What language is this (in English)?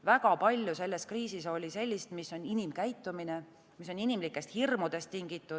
Estonian